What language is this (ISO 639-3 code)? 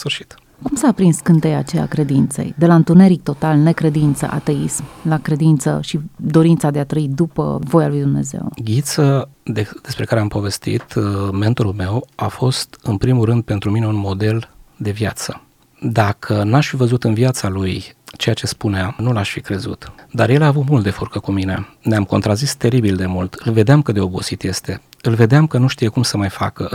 ron